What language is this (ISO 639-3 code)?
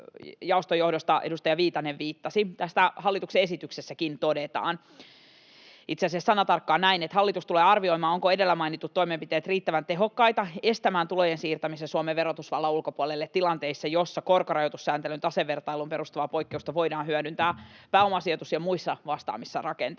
fin